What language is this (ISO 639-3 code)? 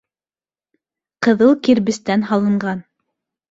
bak